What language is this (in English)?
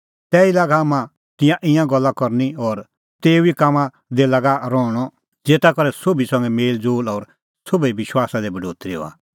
Kullu Pahari